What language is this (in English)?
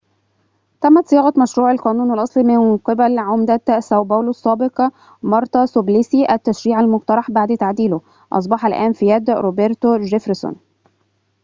Arabic